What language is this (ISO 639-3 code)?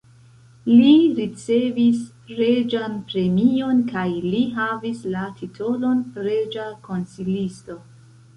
epo